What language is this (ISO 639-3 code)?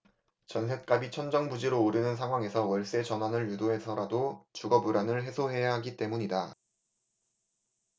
kor